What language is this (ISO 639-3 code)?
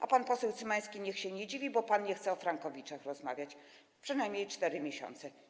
pol